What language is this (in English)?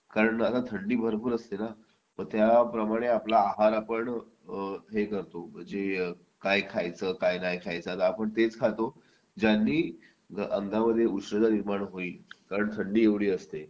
Marathi